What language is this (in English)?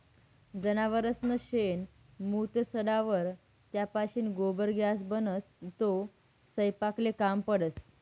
Marathi